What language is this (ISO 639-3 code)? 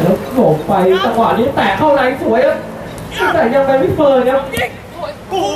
tha